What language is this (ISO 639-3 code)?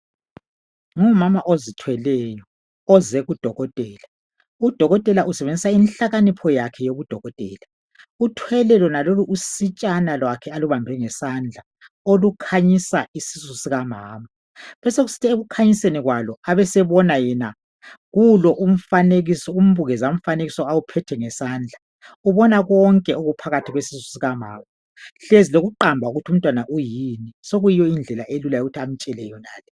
nde